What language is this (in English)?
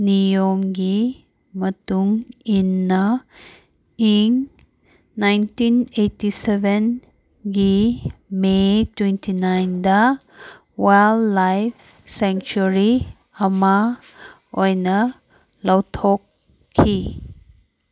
Manipuri